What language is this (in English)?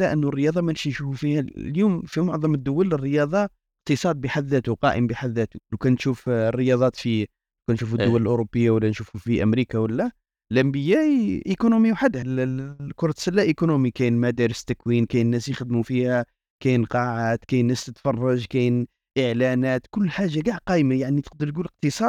Arabic